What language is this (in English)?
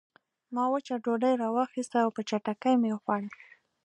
Pashto